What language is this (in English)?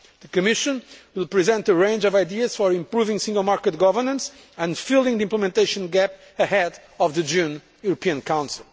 English